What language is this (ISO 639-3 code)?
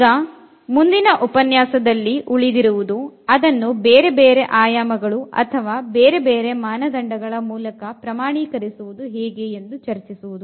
kan